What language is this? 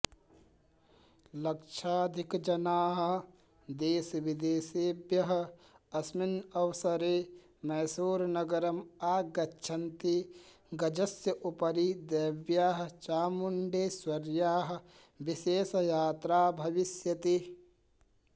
Sanskrit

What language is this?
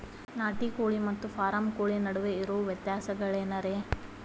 Kannada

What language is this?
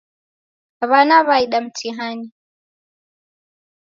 Taita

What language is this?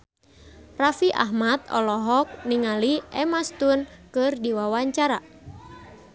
Sundanese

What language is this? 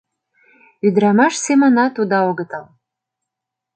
Mari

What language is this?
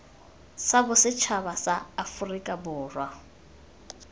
Tswana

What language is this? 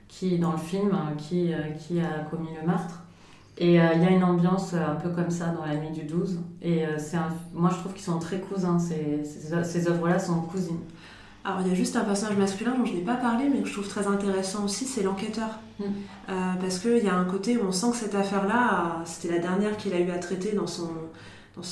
French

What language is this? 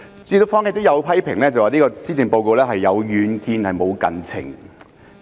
Cantonese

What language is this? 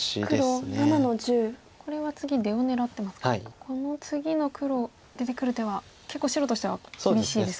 Japanese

